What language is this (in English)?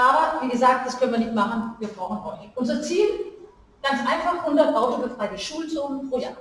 German